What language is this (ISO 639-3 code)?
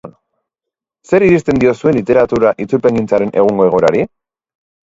eus